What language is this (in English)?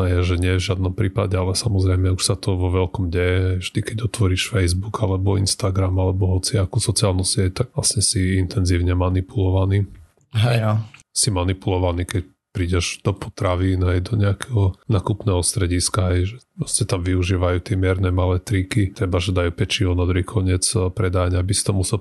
Slovak